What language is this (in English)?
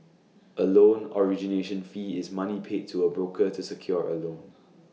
English